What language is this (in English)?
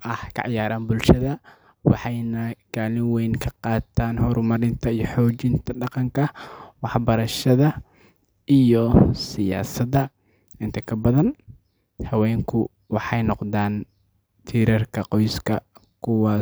Somali